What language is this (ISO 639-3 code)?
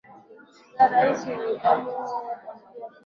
swa